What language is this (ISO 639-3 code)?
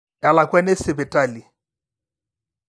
mas